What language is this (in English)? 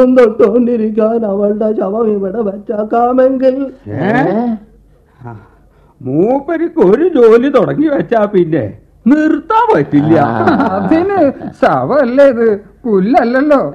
Malayalam